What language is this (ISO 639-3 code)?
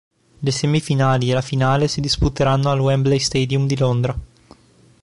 ita